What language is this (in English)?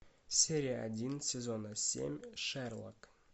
Russian